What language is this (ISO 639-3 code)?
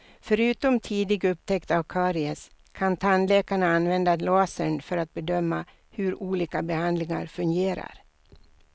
swe